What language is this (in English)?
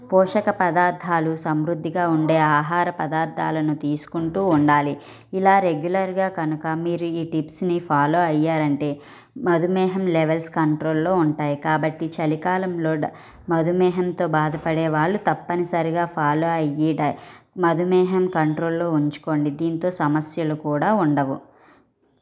Telugu